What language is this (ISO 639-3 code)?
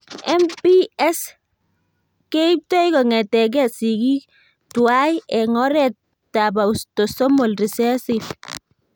kln